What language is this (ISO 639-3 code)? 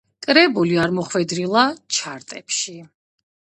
kat